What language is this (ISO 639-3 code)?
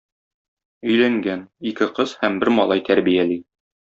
tat